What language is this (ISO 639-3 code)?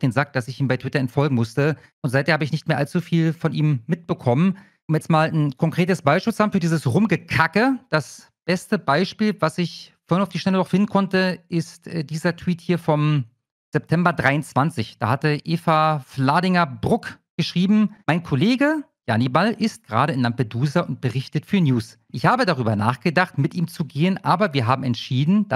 deu